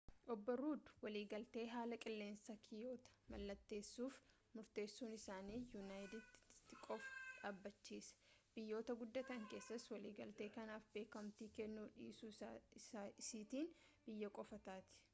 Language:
Oromo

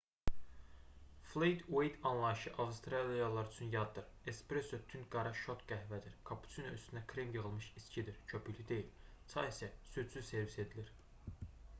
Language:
Azerbaijani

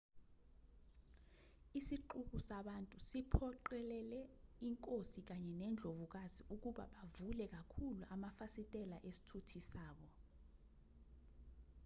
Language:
Zulu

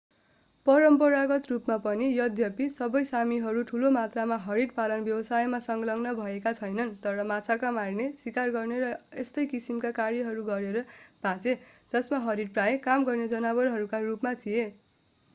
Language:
Nepali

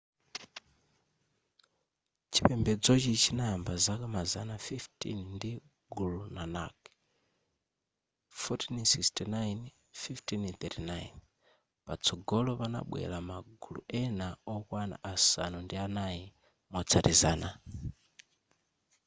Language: Nyanja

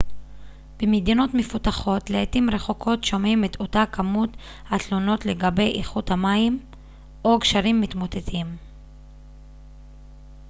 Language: Hebrew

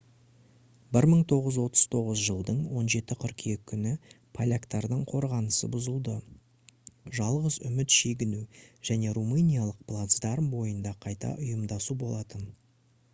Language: Kazakh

